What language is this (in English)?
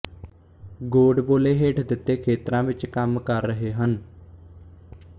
Punjabi